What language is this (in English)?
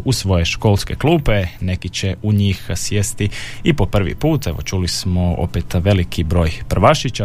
Croatian